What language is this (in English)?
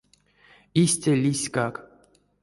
Erzya